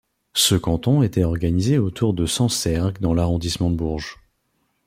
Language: French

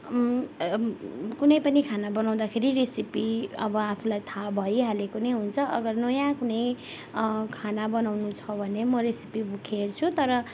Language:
Nepali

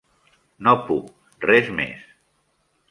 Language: Catalan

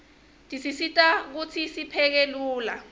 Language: Swati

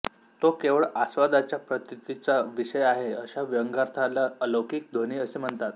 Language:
Marathi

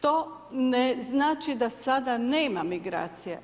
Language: Croatian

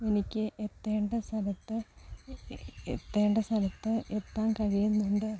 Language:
Malayalam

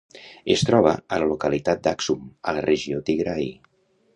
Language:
Catalan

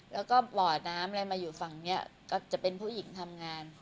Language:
Thai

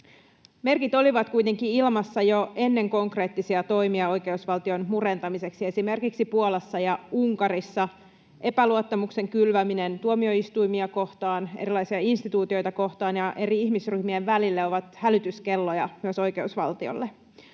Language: Finnish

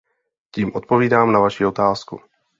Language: Czech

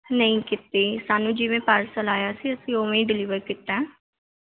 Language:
Punjabi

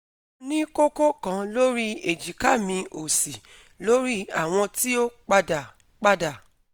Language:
Yoruba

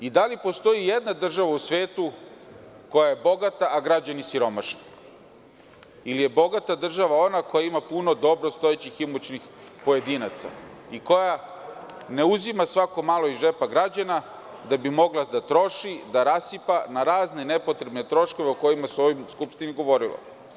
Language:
Serbian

